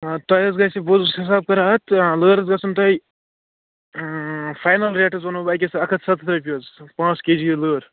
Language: Kashmiri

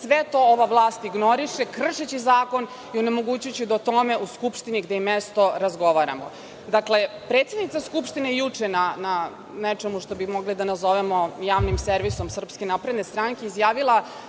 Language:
Serbian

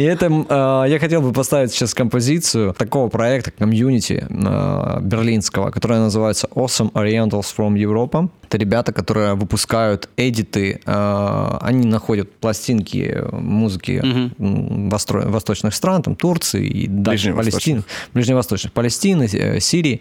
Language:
Russian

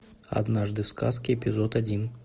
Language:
Russian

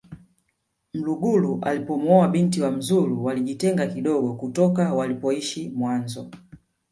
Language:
Swahili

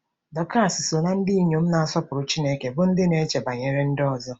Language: Igbo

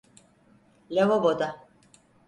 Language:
Turkish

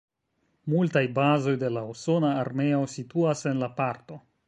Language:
Esperanto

